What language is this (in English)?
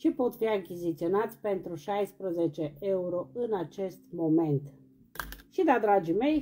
Romanian